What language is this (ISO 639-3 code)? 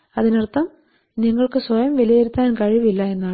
mal